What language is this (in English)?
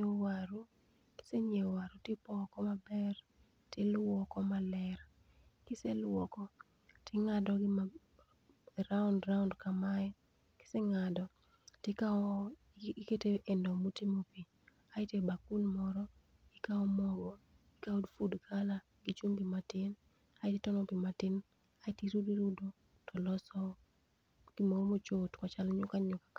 Luo (Kenya and Tanzania)